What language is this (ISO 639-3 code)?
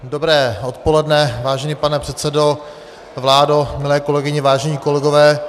ces